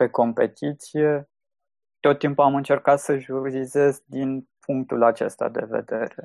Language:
Romanian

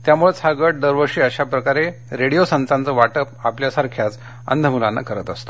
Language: Marathi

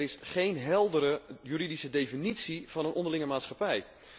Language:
Dutch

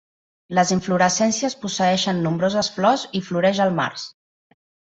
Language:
Catalan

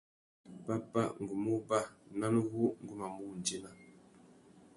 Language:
Tuki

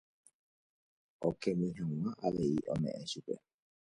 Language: Guarani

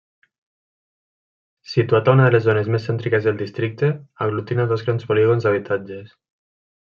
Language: Catalan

